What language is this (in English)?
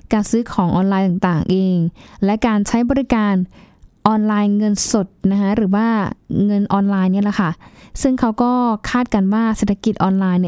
Thai